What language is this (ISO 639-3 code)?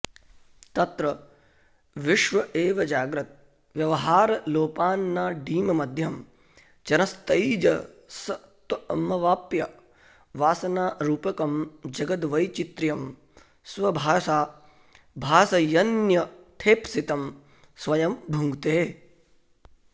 san